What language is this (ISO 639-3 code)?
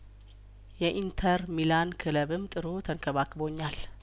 amh